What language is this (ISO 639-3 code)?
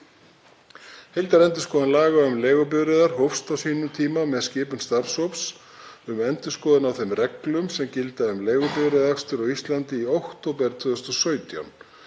isl